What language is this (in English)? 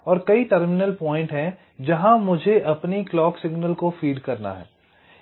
Hindi